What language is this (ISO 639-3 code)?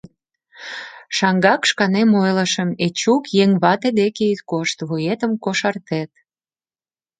chm